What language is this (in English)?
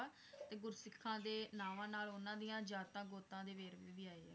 Punjabi